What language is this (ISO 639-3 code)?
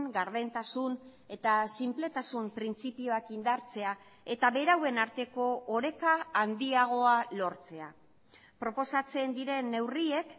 eus